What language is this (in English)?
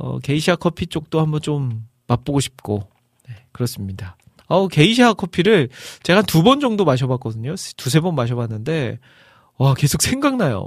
Korean